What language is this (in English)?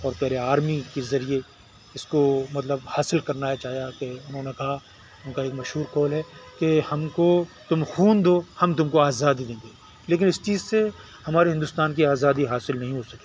Urdu